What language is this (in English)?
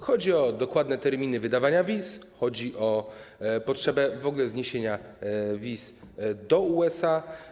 Polish